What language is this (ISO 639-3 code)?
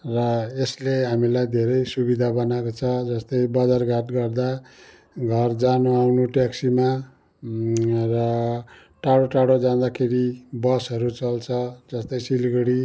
nep